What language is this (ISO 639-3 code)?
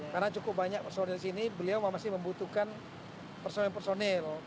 ind